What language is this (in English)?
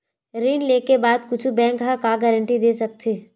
Chhattisgarhi